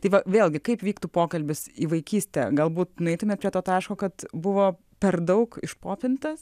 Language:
Lithuanian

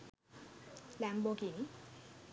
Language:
Sinhala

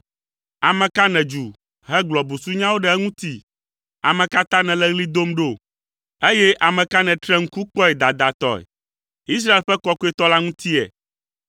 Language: Ewe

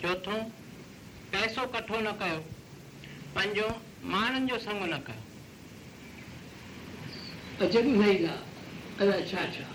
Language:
Hindi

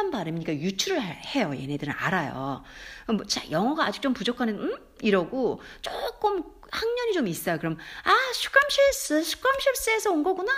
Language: Korean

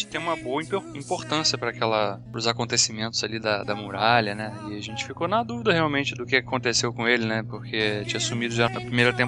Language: Portuguese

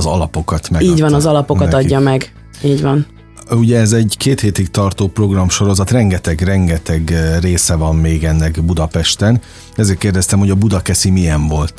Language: Hungarian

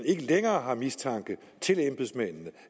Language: Danish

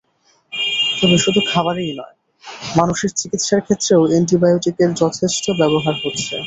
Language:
Bangla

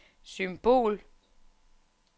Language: Danish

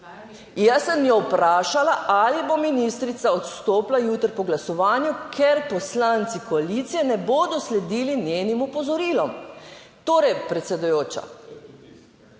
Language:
Slovenian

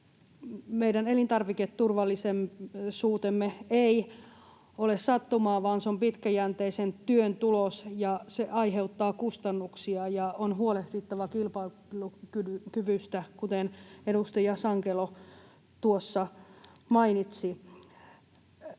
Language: Finnish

